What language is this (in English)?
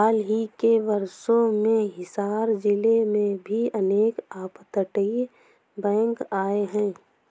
Hindi